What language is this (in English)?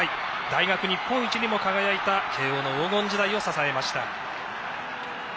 Japanese